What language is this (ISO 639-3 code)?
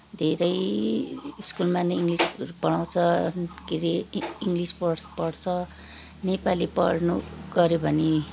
nep